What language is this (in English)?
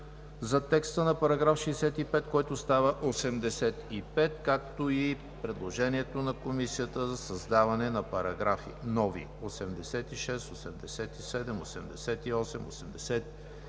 Bulgarian